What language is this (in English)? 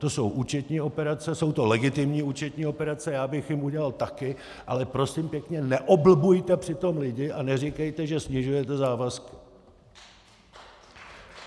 Czech